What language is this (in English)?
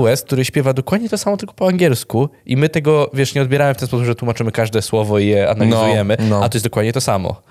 Polish